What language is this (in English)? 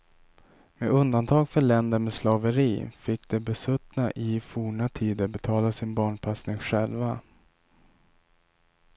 Swedish